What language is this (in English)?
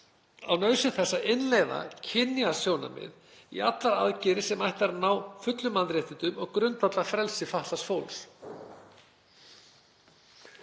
Icelandic